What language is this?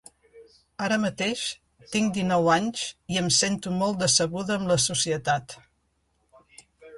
Catalan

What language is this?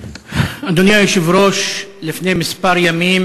Hebrew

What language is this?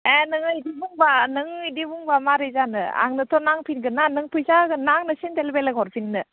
Bodo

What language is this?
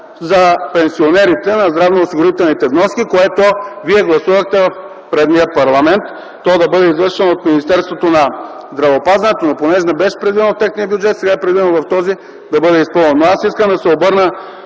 Bulgarian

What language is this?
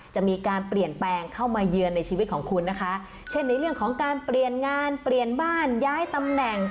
Thai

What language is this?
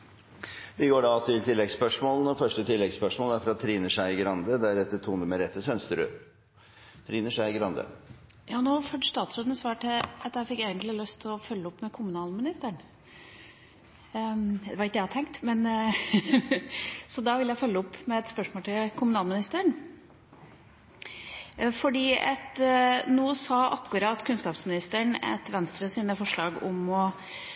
Norwegian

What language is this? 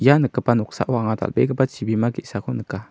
Garo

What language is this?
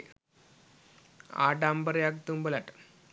Sinhala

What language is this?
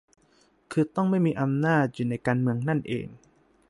Thai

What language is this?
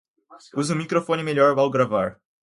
Portuguese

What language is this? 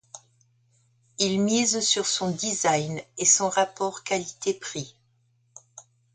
French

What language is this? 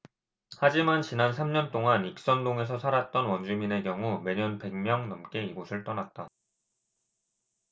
Korean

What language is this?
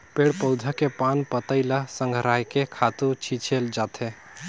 Chhattisgarhi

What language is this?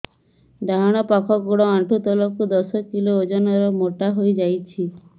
Odia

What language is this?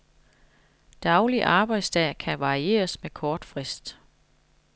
Danish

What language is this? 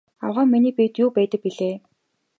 Mongolian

